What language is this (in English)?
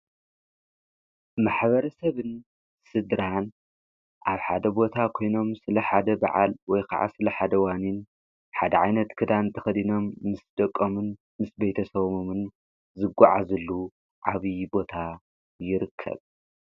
Tigrinya